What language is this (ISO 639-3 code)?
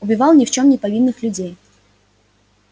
rus